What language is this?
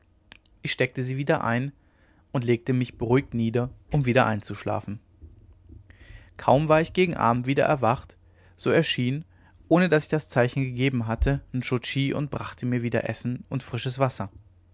German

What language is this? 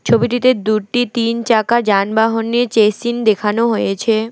Bangla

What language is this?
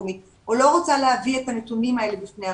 Hebrew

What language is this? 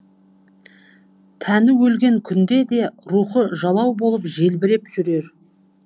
Kazakh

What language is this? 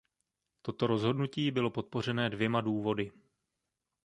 Czech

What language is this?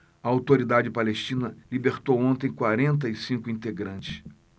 Portuguese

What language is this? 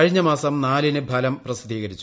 Malayalam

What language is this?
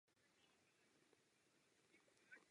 Czech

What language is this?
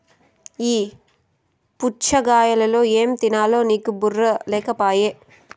Telugu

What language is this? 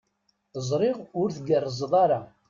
Kabyle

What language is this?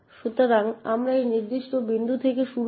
Bangla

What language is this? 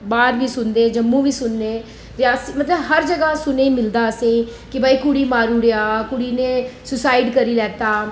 Dogri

